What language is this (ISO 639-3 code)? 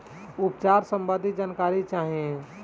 bho